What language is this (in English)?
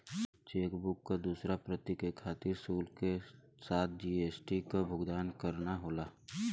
Bhojpuri